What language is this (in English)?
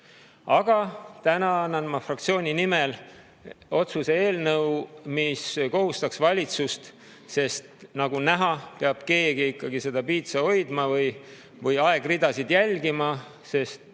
Estonian